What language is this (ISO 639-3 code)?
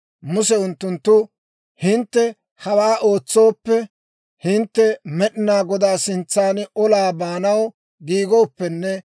dwr